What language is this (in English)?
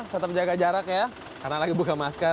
Indonesian